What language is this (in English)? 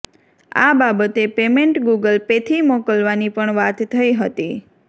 Gujarati